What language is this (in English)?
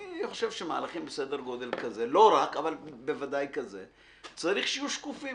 Hebrew